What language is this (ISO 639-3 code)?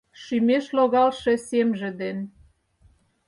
chm